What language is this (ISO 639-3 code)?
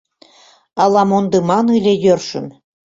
chm